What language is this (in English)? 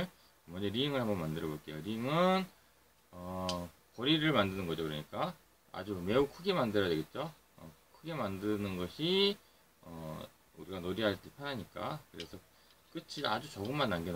Korean